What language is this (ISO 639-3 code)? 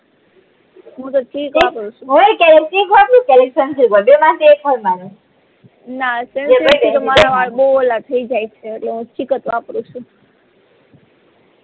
guj